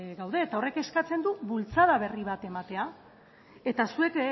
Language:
Basque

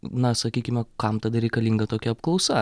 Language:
Lithuanian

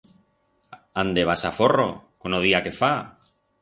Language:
Aragonese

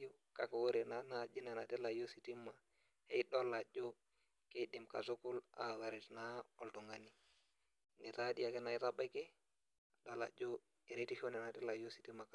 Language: Masai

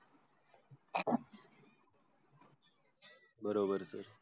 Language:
Marathi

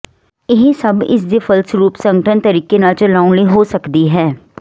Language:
Punjabi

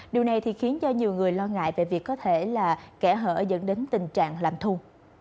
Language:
Vietnamese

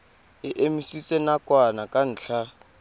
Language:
Tswana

